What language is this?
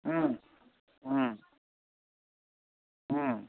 Manipuri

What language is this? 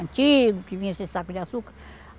Portuguese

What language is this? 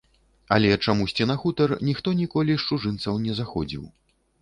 Belarusian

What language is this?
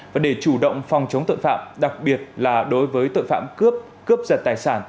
Vietnamese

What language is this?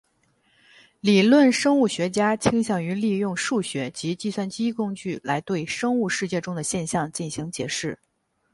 Chinese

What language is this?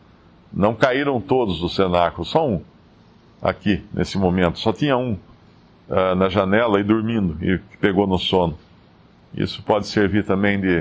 Portuguese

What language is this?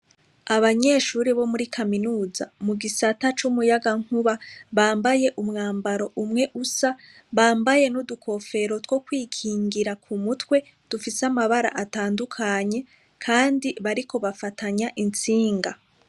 Rundi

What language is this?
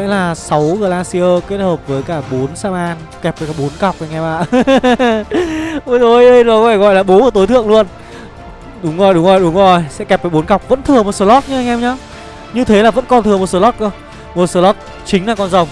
Vietnamese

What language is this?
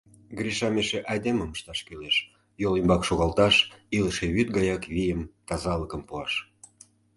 Mari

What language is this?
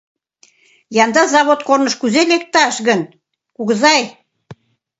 Mari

